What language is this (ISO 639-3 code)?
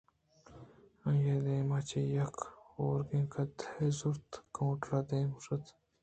bgp